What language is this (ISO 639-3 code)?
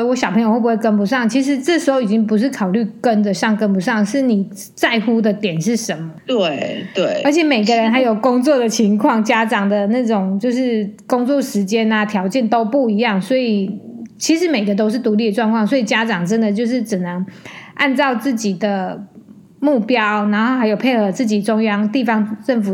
zho